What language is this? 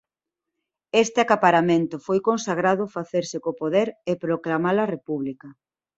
Galician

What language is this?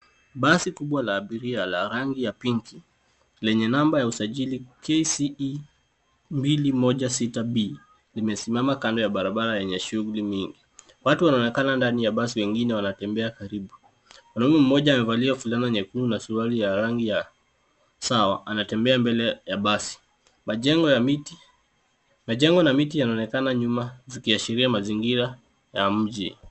Swahili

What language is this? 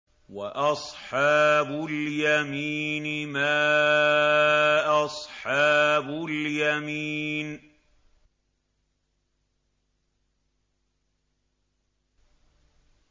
Arabic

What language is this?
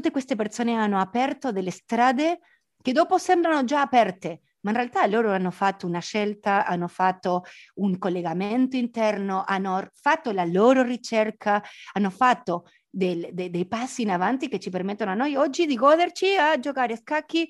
Italian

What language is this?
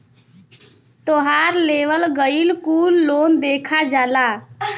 Bhojpuri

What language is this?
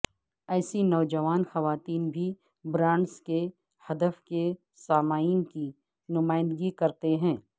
Urdu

